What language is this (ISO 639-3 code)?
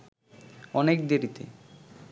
ben